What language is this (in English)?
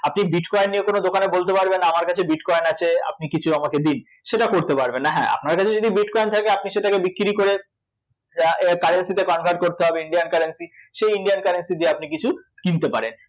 Bangla